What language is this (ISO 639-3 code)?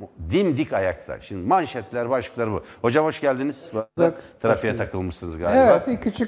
tur